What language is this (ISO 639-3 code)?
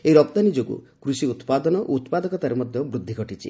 ori